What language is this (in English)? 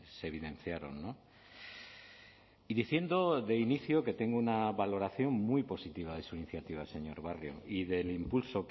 Spanish